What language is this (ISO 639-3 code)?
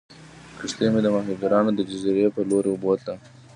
pus